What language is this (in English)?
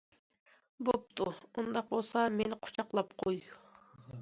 Uyghur